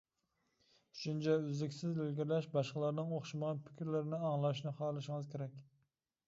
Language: Uyghur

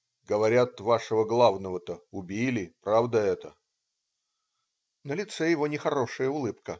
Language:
Russian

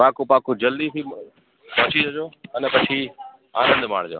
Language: Gujarati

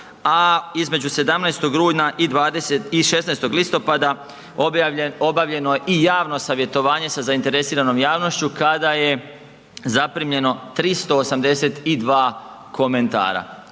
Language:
Croatian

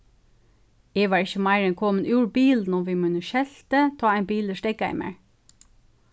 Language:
Faroese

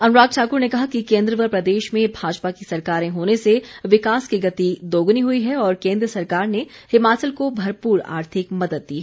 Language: Hindi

